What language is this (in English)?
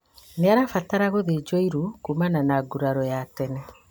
Kikuyu